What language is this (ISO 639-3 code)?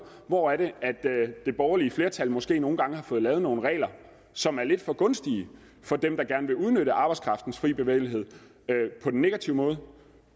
dan